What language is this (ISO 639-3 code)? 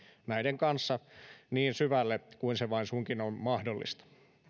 fin